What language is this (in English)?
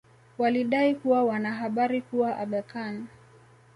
Swahili